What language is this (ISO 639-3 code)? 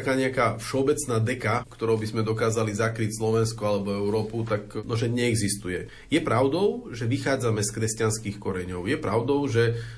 slk